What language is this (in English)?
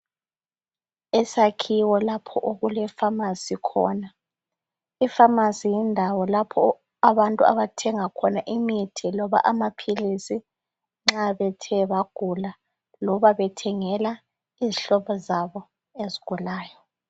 North Ndebele